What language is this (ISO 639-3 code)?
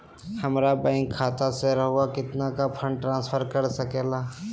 mag